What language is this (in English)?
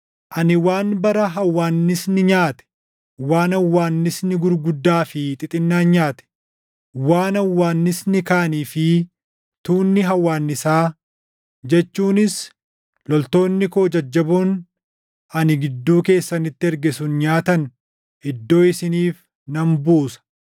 Oromo